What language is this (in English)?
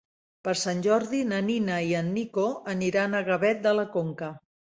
Catalan